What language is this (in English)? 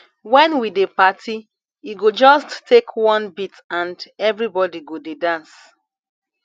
Nigerian Pidgin